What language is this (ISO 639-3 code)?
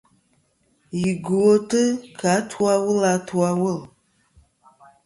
bkm